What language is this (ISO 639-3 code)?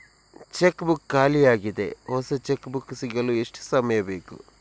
kan